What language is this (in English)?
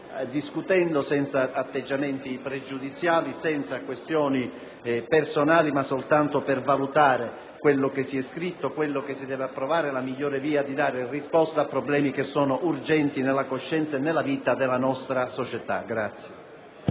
Italian